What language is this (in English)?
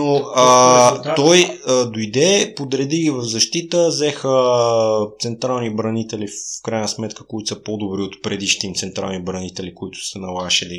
Bulgarian